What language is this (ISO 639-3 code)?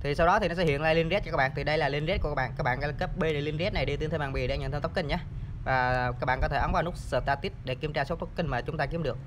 vie